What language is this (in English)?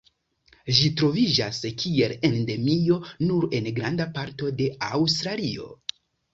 Esperanto